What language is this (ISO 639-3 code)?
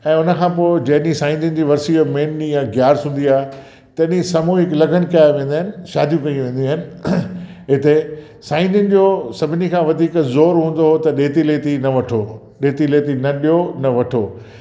snd